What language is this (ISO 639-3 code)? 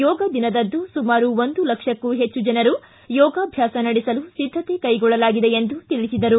kan